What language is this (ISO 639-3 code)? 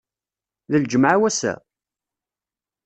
kab